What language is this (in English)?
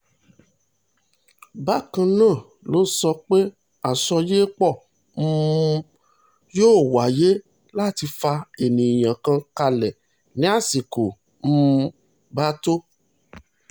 Yoruba